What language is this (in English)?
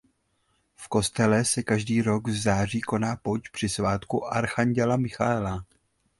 Czech